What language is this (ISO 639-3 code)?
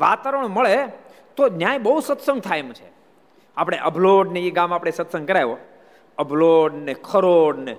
guj